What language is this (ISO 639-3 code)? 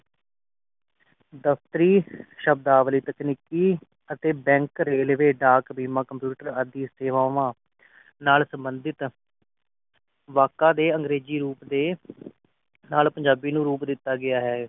pan